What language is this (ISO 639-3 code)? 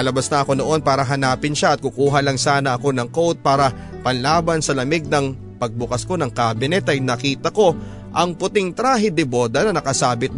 fil